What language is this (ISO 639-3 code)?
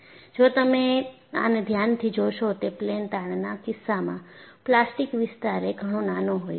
guj